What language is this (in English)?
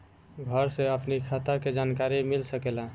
Bhojpuri